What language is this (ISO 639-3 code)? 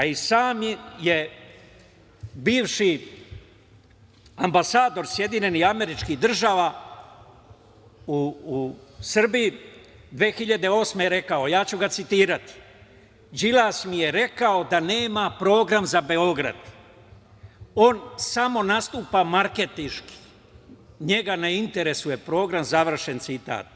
srp